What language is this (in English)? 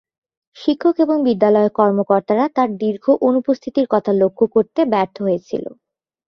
Bangla